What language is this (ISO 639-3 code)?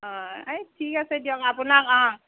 asm